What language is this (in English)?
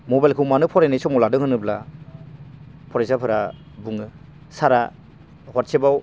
Bodo